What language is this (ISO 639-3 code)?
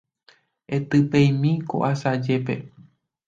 grn